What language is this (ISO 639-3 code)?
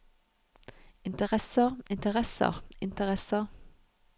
nor